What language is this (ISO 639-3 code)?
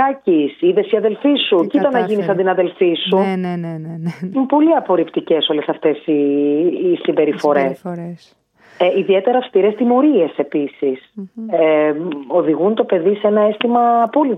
ell